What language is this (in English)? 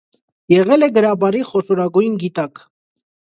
Armenian